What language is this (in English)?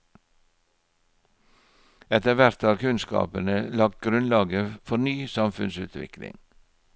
Norwegian